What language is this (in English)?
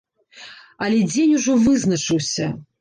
Belarusian